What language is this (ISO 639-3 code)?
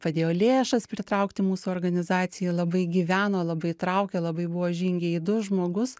lit